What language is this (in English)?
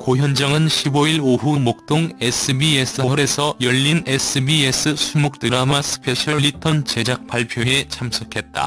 Korean